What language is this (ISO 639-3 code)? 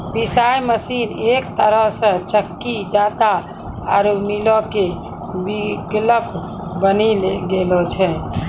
mai